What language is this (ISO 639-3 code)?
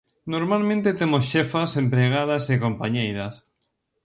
glg